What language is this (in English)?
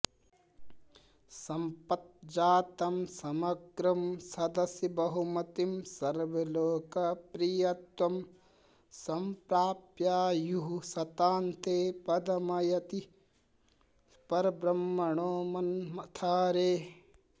Sanskrit